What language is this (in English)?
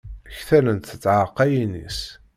Kabyle